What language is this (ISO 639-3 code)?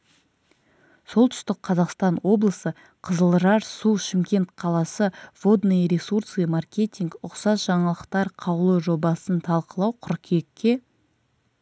kaz